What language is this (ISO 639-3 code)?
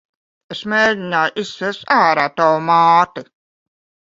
lav